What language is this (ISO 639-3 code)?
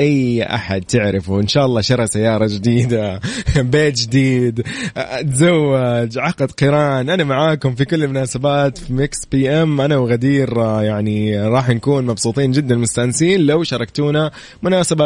ara